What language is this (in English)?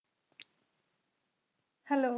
Punjabi